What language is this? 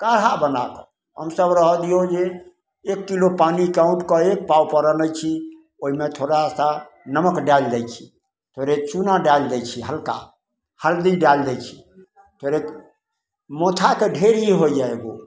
Maithili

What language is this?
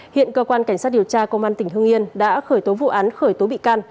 Vietnamese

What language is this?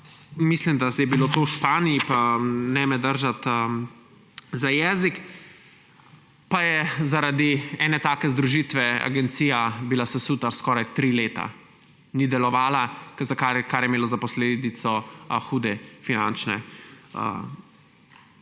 Slovenian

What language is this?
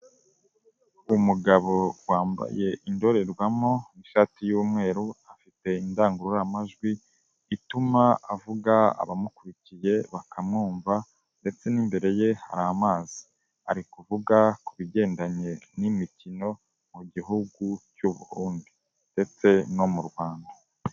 Kinyarwanda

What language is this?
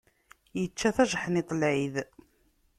Kabyle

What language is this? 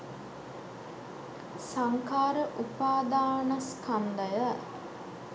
Sinhala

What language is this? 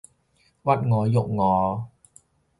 Cantonese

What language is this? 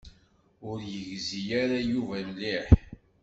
Kabyle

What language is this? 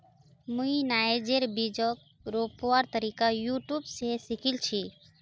Magahi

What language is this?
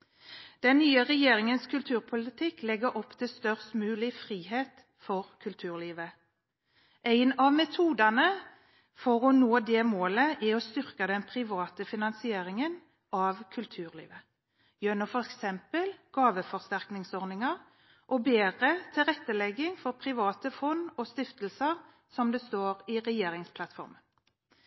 Norwegian Bokmål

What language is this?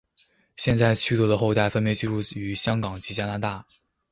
Chinese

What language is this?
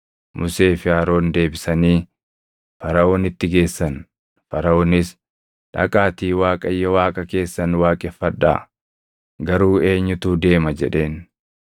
Oromo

